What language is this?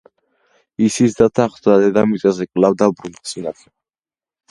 Georgian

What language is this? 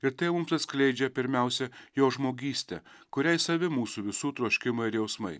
Lithuanian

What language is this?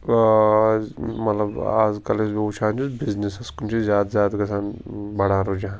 Kashmiri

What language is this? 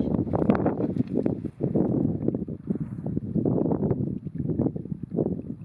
Dutch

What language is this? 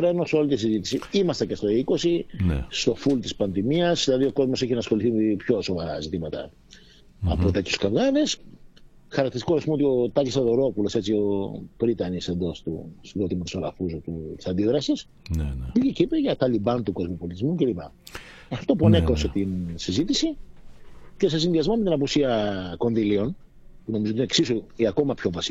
Greek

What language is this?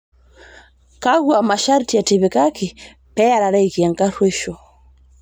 Masai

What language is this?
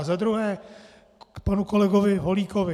Czech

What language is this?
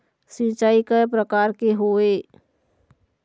Chhattisgarhi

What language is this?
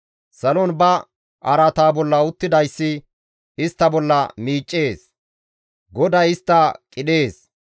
Gamo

